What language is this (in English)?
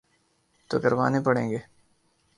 Urdu